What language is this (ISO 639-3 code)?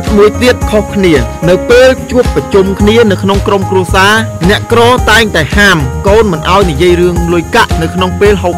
tha